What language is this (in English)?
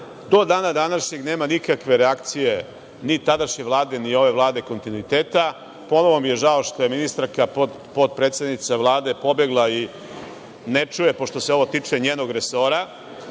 Serbian